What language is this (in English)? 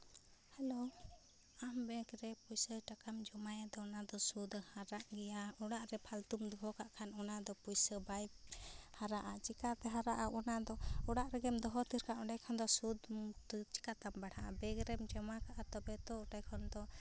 Santali